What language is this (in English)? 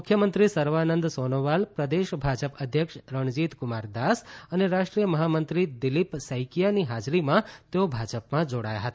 Gujarati